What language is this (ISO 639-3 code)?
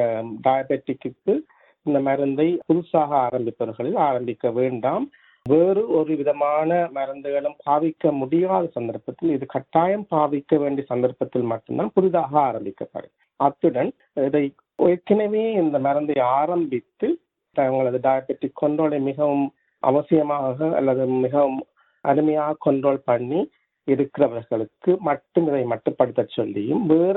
tam